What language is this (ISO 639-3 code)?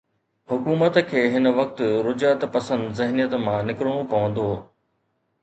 snd